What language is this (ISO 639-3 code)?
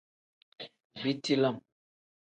kdh